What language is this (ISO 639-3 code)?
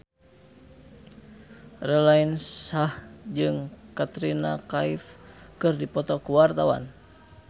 sun